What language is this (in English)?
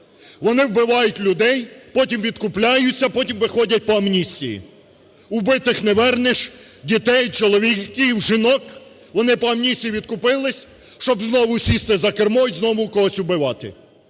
Ukrainian